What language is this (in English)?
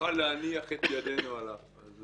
Hebrew